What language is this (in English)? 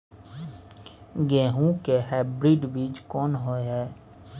Maithili